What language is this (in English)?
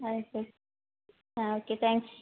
Kannada